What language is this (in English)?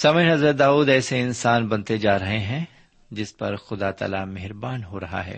Urdu